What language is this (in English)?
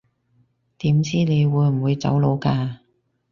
Cantonese